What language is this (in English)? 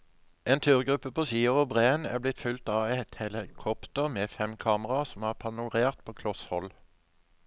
Norwegian